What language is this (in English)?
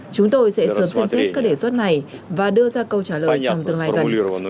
Vietnamese